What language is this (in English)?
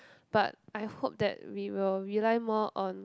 English